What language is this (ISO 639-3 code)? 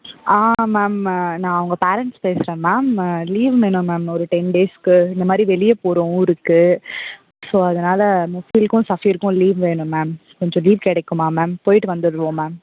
tam